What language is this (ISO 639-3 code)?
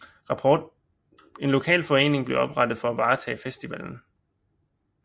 dan